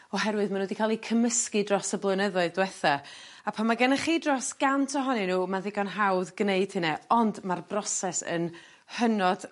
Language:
Welsh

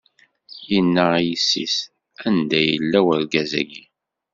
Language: Kabyle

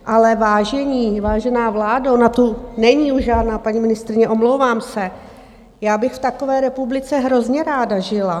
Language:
Czech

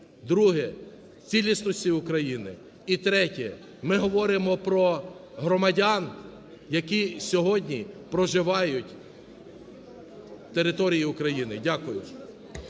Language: Ukrainian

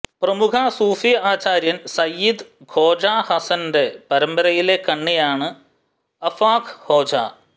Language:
Malayalam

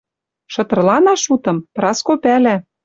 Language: Western Mari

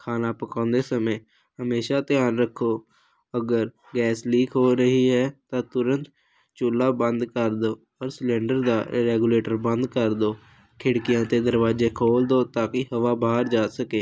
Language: Punjabi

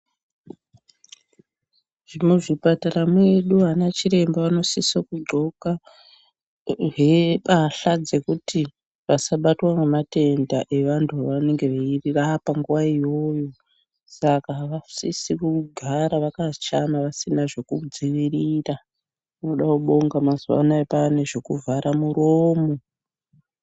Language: Ndau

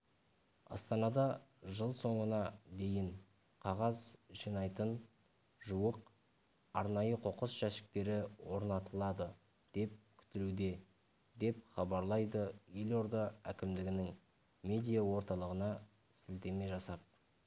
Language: Kazakh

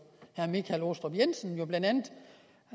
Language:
Danish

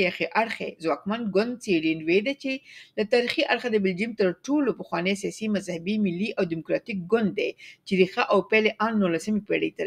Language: Persian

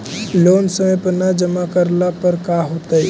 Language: Magahi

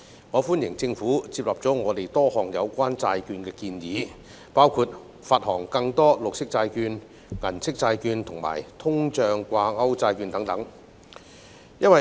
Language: Cantonese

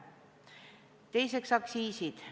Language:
Estonian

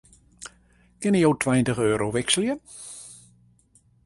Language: Western Frisian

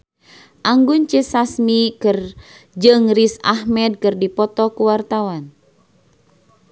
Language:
Sundanese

